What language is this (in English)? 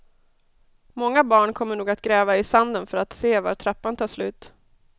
Swedish